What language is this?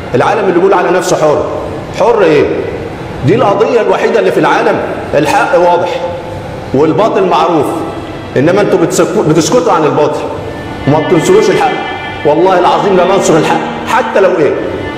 Arabic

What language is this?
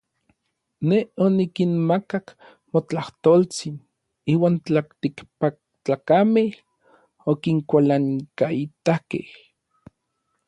Orizaba Nahuatl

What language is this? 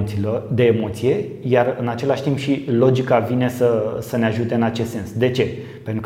Romanian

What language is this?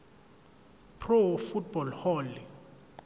Zulu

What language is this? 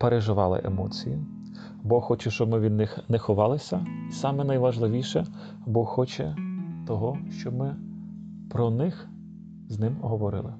Ukrainian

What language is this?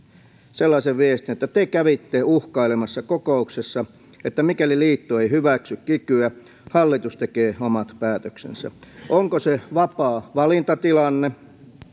Finnish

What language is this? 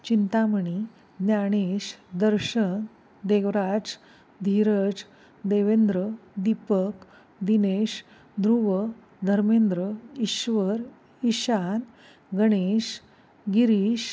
Marathi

